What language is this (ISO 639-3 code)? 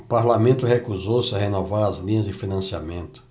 por